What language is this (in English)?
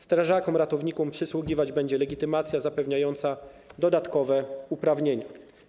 Polish